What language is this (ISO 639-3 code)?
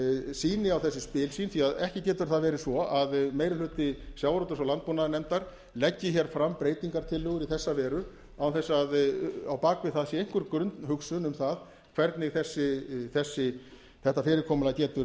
isl